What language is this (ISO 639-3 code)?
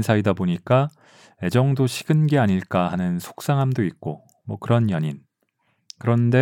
kor